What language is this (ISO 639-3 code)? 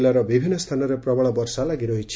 ori